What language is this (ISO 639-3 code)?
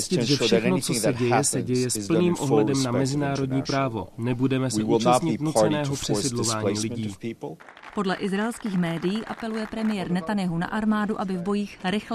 ces